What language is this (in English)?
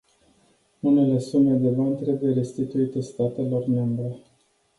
Romanian